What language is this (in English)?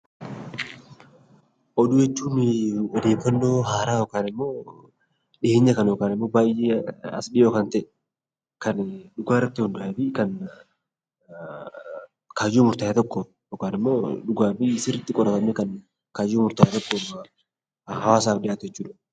Oromo